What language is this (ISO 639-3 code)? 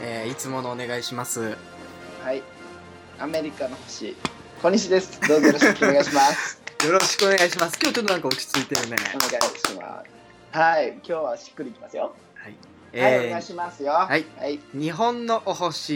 jpn